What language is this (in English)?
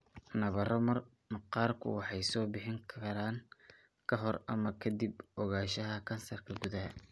Somali